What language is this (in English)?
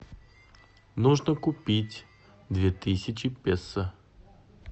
Russian